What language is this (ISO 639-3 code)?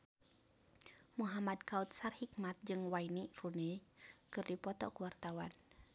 sun